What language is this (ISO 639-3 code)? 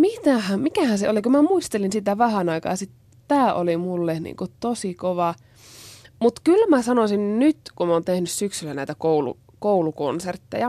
fin